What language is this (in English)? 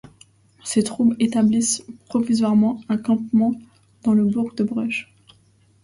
French